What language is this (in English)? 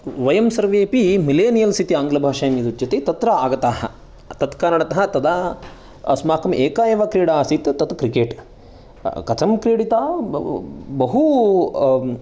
Sanskrit